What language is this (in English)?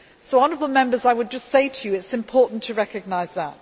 English